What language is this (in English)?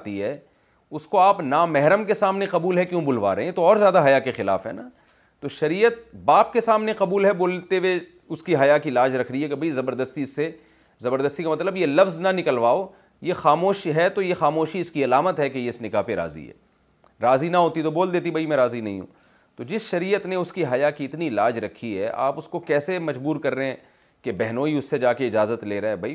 Urdu